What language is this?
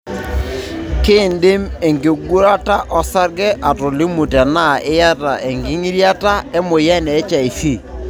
Masai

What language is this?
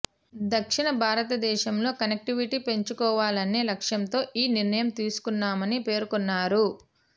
Telugu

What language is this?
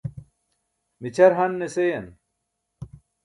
Burushaski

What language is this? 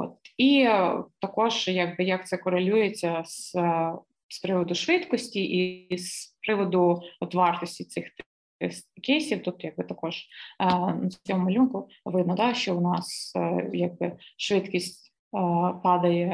Ukrainian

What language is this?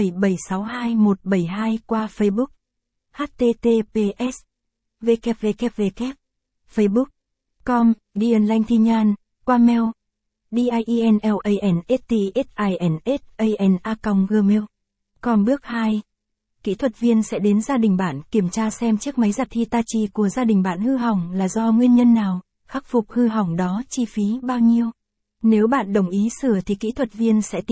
Vietnamese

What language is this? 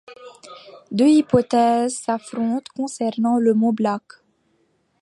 French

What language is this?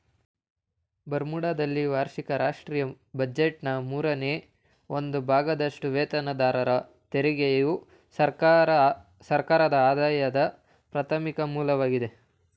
Kannada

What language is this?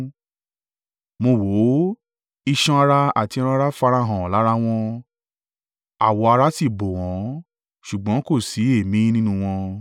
Yoruba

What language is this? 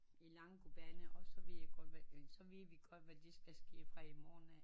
Danish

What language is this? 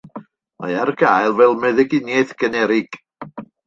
Welsh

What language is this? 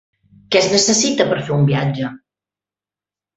Catalan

